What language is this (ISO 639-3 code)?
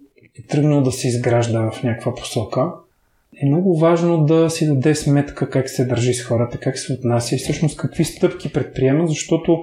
bul